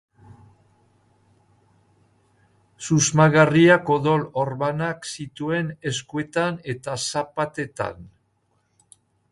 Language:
Basque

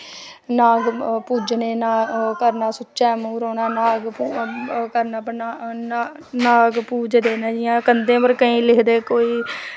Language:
Dogri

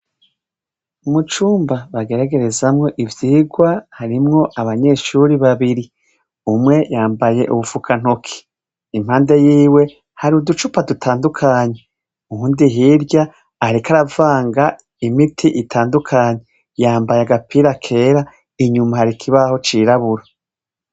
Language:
Rundi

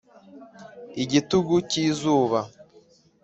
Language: Kinyarwanda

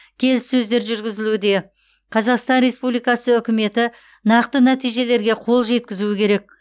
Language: Kazakh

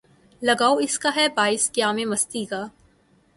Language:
Urdu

